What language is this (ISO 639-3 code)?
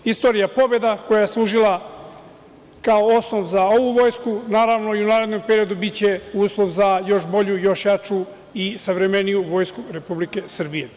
srp